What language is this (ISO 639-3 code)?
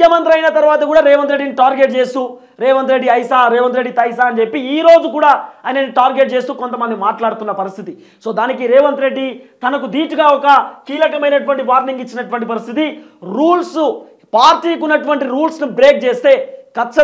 tel